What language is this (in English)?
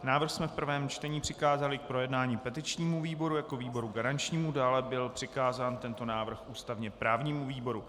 Czech